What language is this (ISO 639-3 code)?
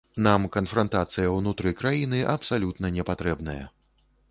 bel